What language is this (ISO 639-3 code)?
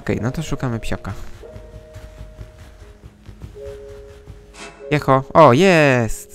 pol